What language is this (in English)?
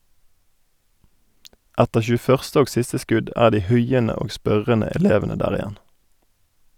Norwegian